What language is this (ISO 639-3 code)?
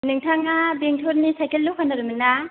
brx